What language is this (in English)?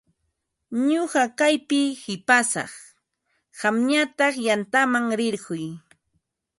Ambo-Pasco Quechua